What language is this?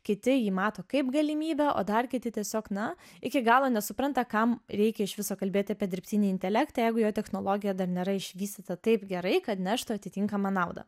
Lithuanian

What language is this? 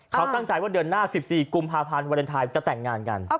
Thai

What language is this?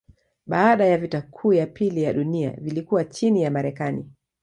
Swahili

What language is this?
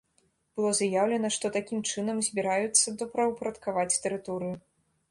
Belarusian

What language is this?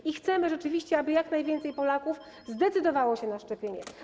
Polish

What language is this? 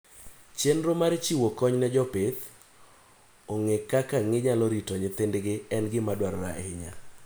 Luo (Kenya and Tanzania)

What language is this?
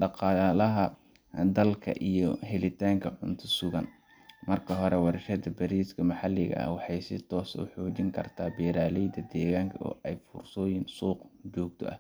Somali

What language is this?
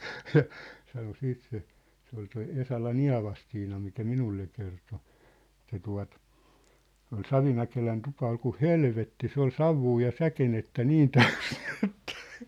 Finnish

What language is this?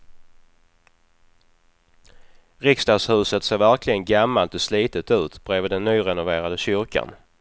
Swedish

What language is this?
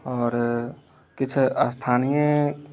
Maithili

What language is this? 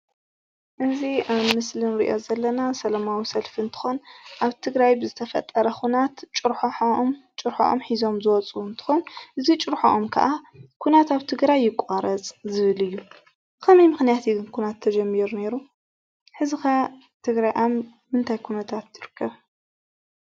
Tigrinya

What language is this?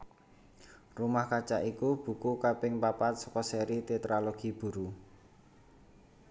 Javanese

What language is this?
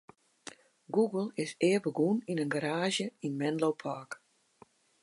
Western Frisian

